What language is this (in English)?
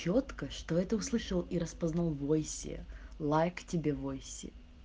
Russian